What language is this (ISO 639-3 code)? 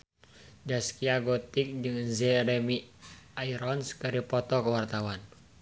sun